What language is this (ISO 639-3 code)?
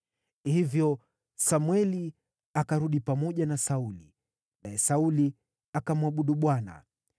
swa